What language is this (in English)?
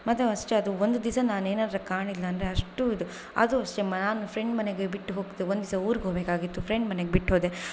Kannada